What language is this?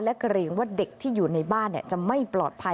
Thai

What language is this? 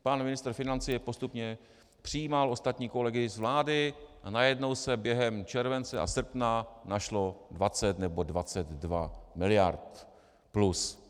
Czech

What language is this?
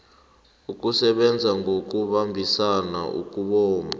South Ndebele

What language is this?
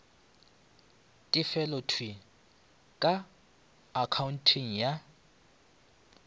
Northern Sotho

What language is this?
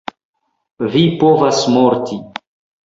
Esperanto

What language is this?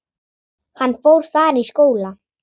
Icelandic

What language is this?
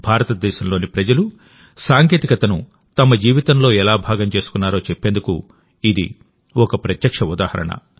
Telugu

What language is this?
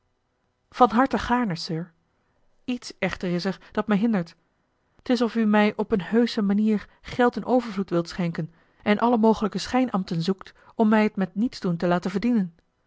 Dutch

